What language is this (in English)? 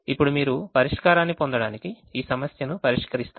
Telugu